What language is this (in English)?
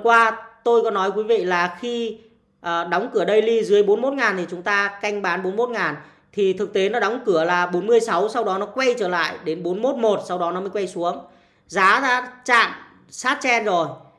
Vietnamese